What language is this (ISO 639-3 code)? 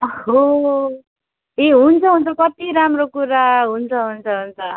nep